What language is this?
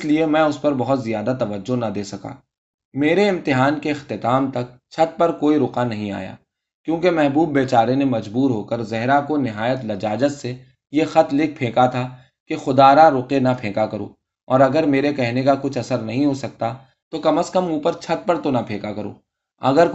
Urdu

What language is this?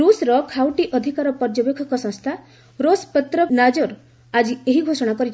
Odia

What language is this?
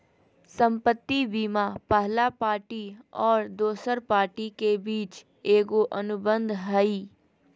Magahi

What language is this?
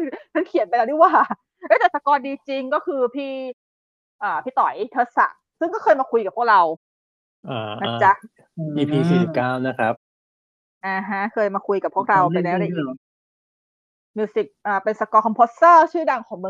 Thai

